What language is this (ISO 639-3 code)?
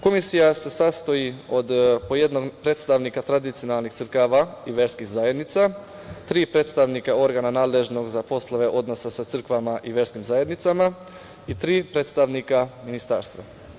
srp